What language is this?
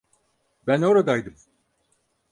Turkish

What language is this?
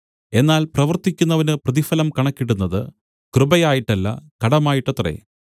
Malayalam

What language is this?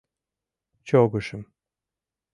Mari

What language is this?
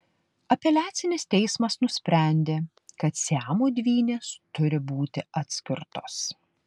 Lithuanian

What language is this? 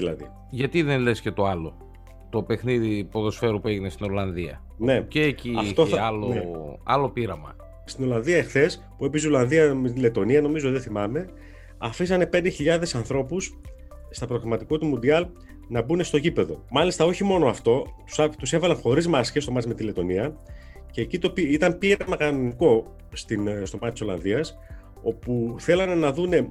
Greek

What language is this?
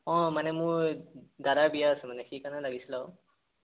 Assamese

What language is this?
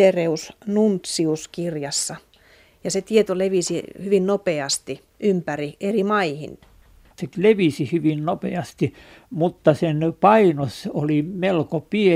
Finnish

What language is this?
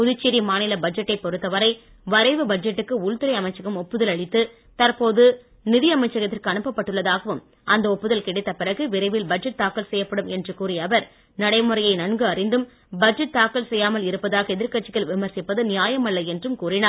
Tamil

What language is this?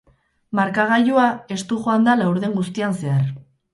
Basque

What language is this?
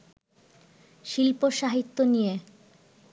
Bangla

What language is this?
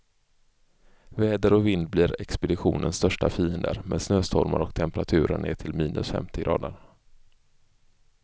Swedish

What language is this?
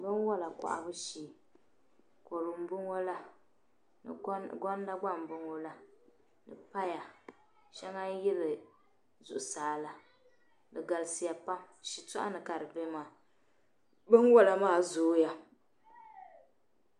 Dagbani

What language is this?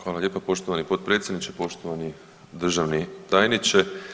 Croatian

